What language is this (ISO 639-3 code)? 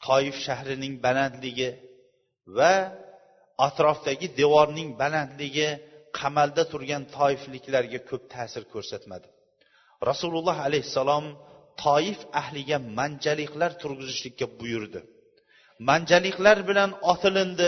bul